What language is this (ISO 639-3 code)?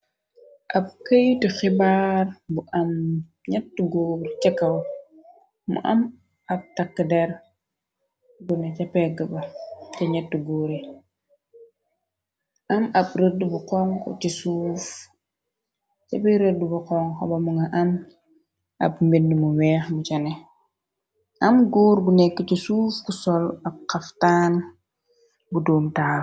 wol